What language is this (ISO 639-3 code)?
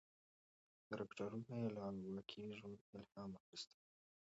pus